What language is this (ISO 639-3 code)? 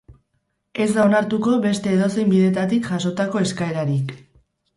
eus